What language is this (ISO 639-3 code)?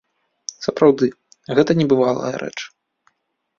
bel